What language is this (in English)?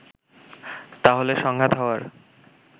Bangla